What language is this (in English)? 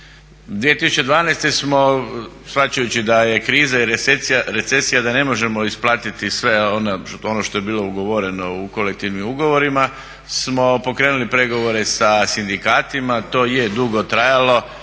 Croatian